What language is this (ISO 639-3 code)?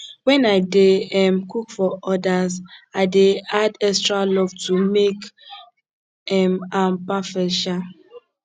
pcm